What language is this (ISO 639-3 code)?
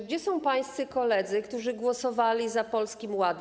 pol